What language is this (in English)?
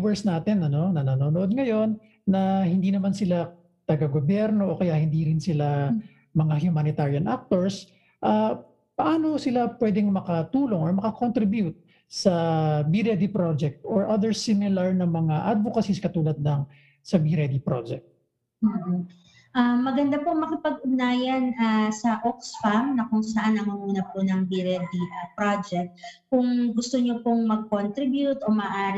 Filipino